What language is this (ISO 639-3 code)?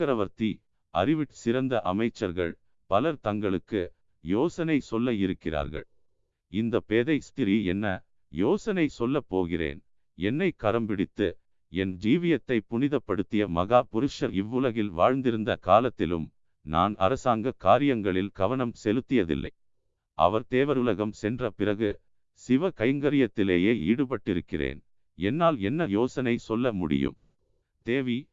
tam